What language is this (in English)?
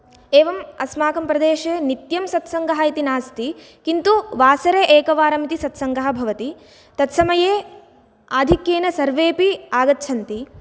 Sanskrit